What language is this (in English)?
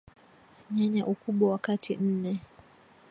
Swahili